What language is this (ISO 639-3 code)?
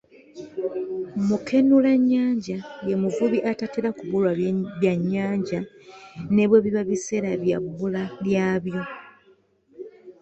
lug